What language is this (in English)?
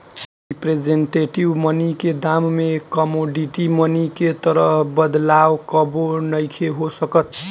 Bhojpuri